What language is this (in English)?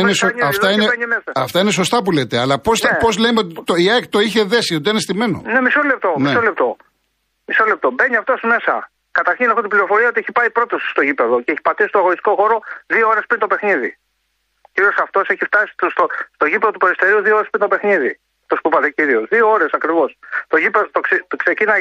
Greek